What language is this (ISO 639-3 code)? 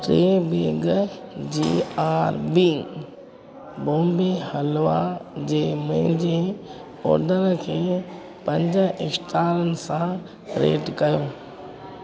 snd